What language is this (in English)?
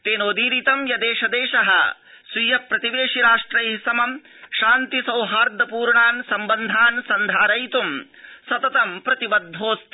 Sanskrit